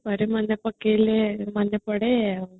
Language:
Odia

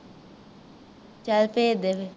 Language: Punjabi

